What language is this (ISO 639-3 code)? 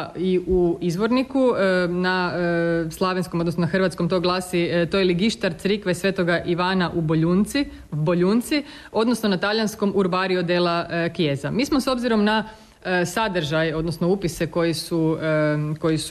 hrv